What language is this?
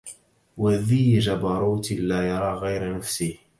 Arabic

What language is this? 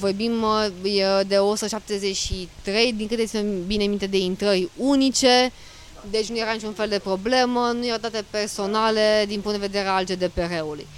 Romanian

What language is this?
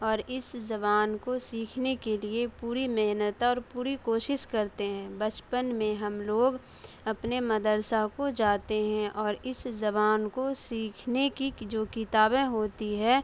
Urdu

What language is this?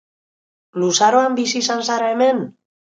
Basque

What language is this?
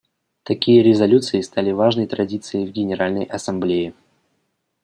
Russian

